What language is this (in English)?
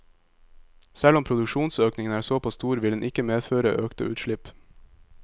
Norwegian